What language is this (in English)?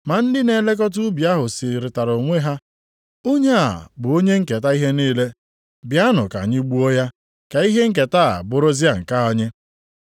Igbo